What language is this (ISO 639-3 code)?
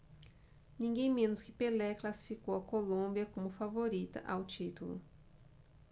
por